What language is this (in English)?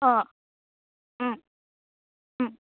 Assamese